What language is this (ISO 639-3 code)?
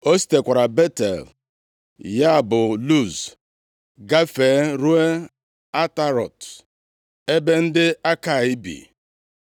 ibo